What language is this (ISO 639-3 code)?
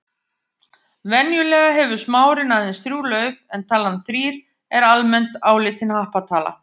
isl